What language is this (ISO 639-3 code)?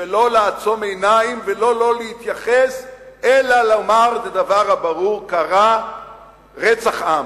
heb